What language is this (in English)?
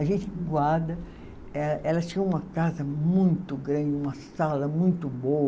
Portuguese